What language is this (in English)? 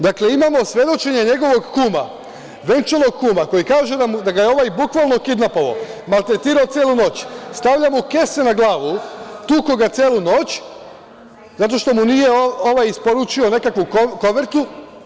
Serbian